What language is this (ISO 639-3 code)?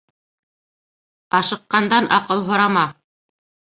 bak